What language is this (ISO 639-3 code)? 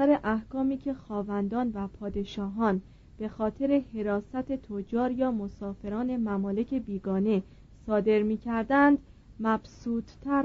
fas